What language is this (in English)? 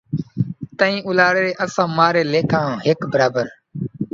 Saraiki